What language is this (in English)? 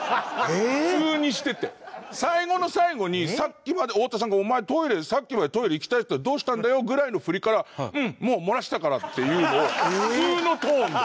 Japanese